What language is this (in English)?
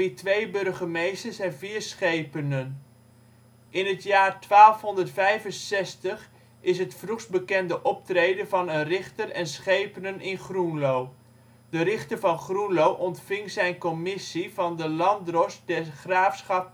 Dutch